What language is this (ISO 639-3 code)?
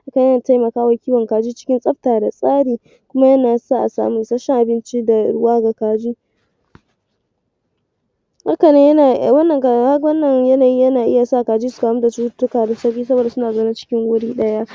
hau